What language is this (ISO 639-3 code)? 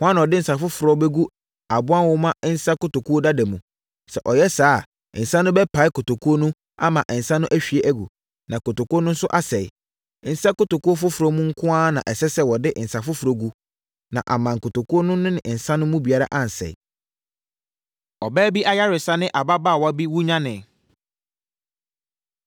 aka